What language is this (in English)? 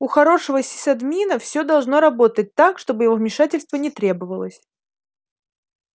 Russian